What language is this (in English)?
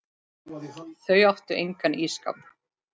Icelandic